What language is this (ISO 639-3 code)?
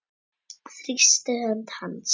isl